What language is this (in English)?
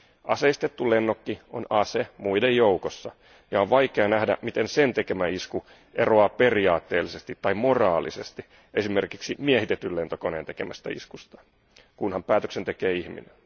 Finnish